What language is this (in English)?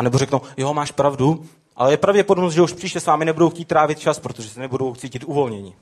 Czech